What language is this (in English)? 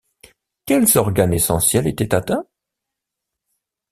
French